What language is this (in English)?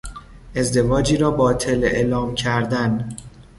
Persian